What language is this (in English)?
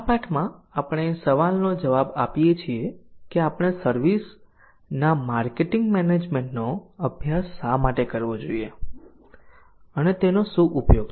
Gujarati